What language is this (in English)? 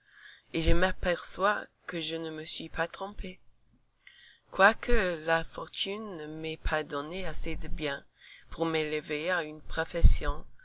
French